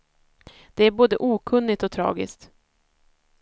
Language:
Swedish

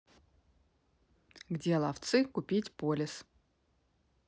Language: Russian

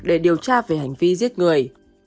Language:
Vietnamese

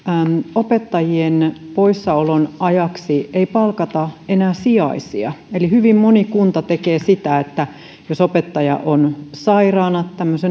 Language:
Finnish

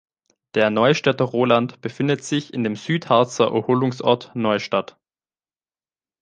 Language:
German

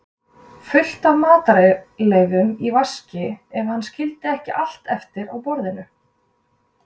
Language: Icelandic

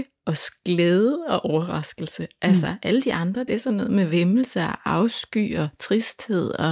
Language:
Danish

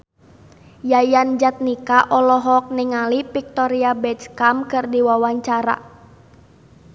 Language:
Sundanese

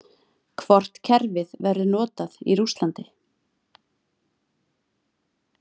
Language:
Icelandic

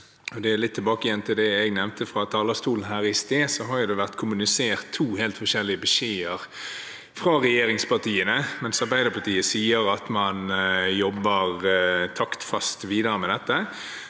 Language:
Norwegian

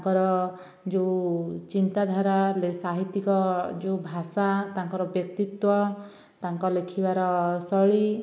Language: Odia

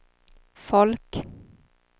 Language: Swedish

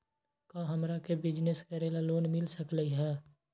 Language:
Magahi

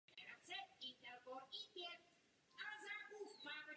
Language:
Czech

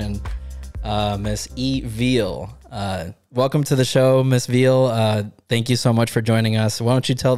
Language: English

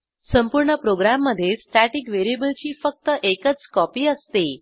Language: Marathi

